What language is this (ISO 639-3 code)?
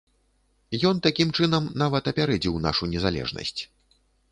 bel